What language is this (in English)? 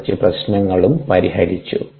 Malayalam